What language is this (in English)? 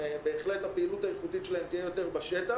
Hebrew